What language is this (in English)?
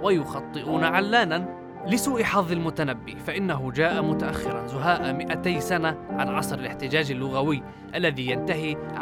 Arabic